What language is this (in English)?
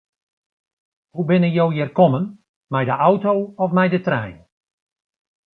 Western Frisian